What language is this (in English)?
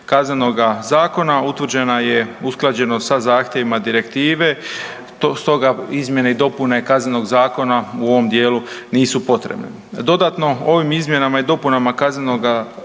Croatian